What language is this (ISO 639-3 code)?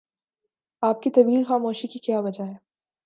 urd